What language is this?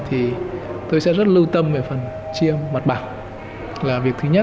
Vietnamese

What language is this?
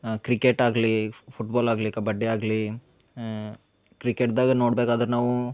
Kannada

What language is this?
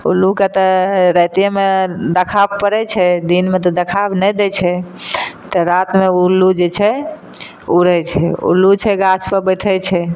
Maithili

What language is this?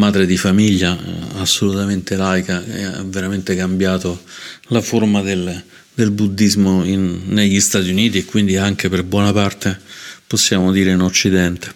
Italian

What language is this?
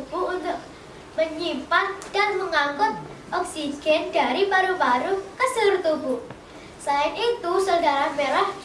Indonesian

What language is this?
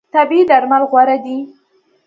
Pashto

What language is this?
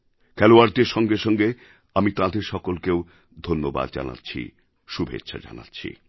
Bangla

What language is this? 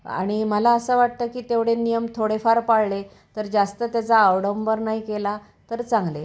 Marathi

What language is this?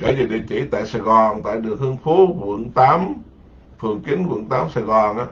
Vietnamese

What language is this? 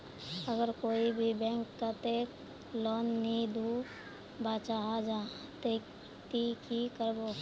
Magahi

